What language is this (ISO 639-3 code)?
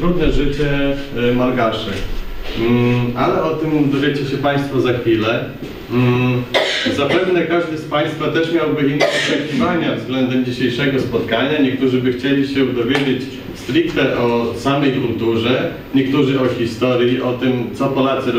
pol